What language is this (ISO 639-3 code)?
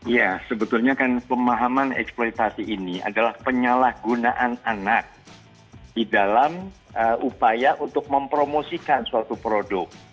ind